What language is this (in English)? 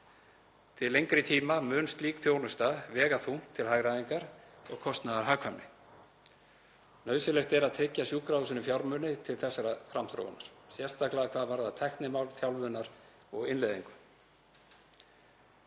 Icelandic